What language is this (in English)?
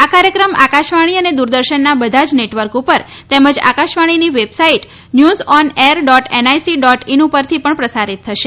Gujarati